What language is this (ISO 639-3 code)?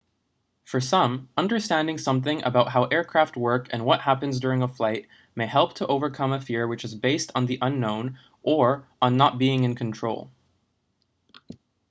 eng